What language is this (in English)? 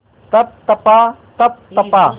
Hindi